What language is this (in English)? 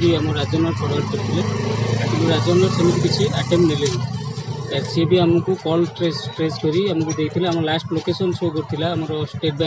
Turkish